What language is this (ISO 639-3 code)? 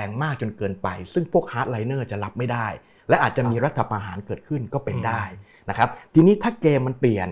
tha